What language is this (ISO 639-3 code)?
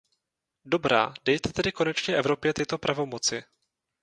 ces